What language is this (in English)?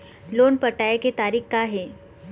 Chhattisgarhi